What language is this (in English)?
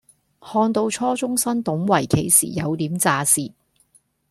Cantonese